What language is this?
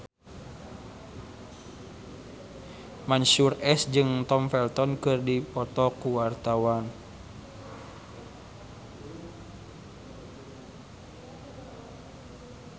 Sundanese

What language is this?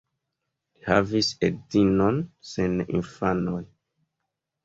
Esperanto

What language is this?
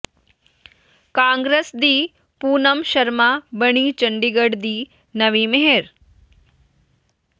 Punjabi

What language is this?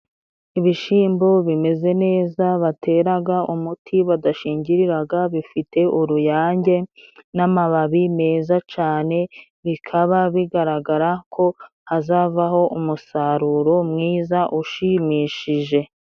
Kinyarwanda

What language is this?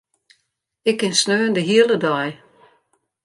Western Frisian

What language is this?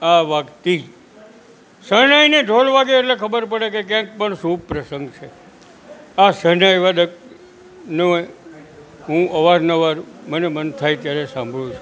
Gujarati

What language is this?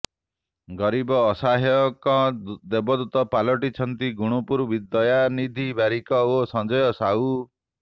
Odia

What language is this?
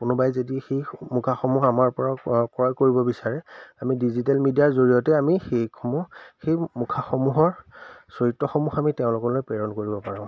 Assamese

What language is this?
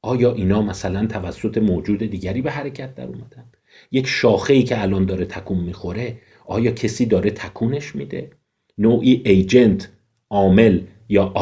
Persian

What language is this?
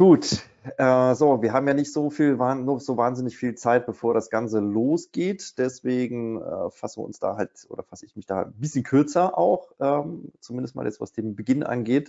German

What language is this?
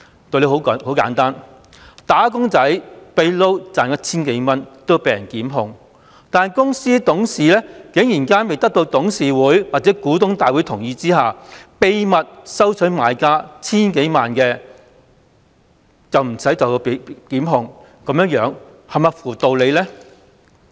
Cantonese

